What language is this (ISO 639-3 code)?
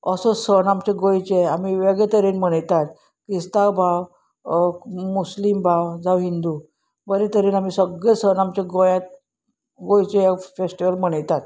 kok